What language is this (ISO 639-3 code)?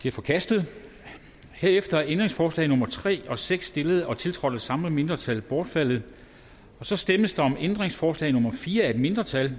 dan